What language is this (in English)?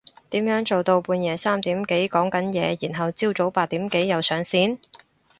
Cantonese